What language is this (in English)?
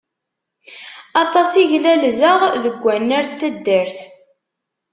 Kabyle